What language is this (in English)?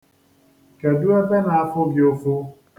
Igbo